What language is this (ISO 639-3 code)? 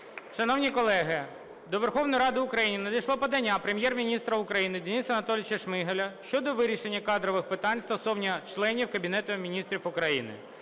ukr